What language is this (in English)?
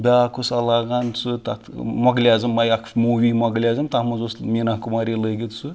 Kashmiri